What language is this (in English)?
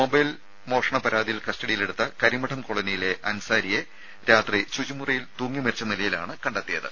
Malayalam